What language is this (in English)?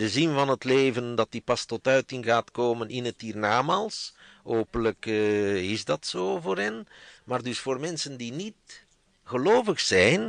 Dutch